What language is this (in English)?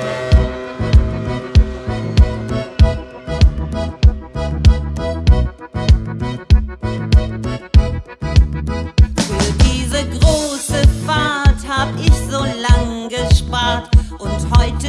Dutch